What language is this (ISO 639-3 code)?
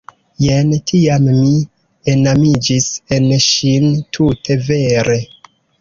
epo